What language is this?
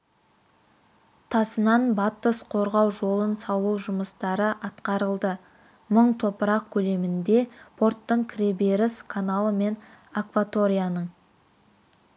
Kazakh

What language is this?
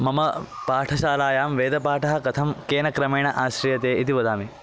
Sanskrit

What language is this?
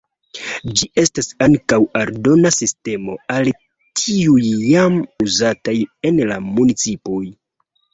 Esperanto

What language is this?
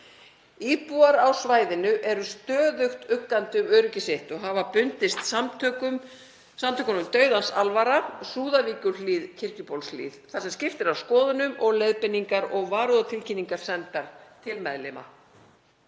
Icelandic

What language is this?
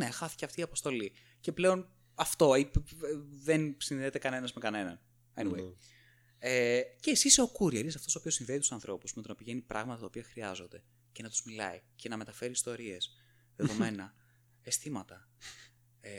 Greek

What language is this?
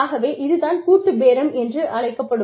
Tamil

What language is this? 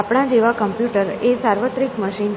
Gujarati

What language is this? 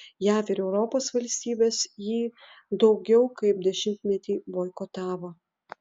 Lithuanian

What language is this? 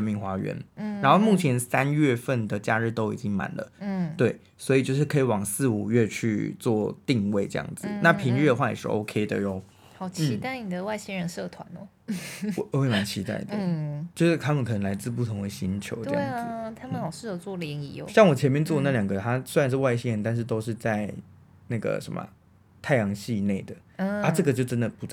Chinese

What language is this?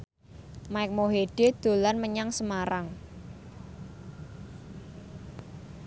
Javanese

